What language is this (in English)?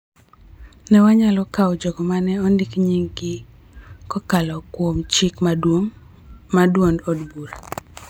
Luo (Kenya and Tanzania)